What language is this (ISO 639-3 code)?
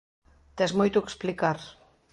glg